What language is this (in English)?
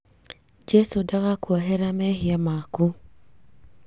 Kikuyu